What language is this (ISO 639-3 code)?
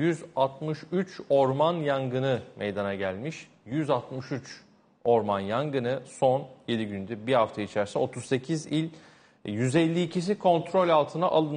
tur